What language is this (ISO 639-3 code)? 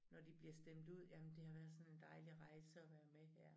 dan